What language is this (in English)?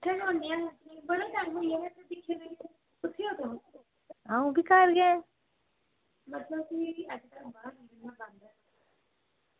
Dogri